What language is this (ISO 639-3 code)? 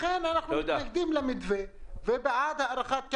heb